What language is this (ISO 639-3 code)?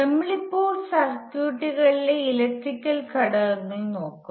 mal